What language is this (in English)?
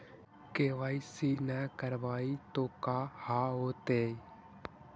Magahi